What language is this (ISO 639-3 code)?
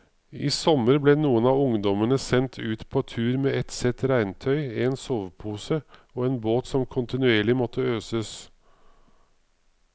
nor